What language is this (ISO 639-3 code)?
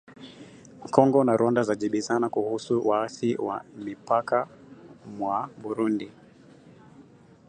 swa